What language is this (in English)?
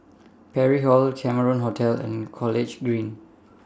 English